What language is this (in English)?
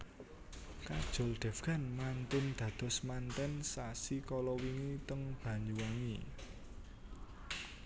Javanese